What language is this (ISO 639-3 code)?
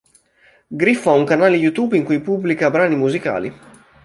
ita